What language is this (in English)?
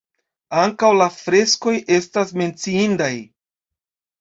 Esperanto